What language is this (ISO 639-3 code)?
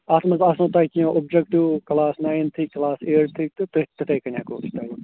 kas